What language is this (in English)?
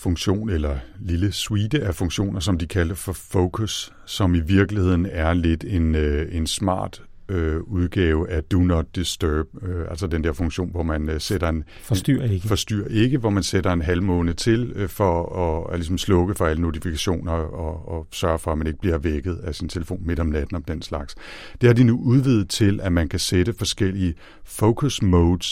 Danish